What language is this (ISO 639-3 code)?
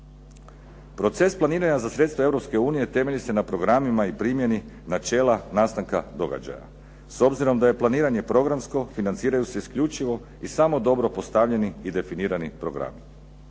hrv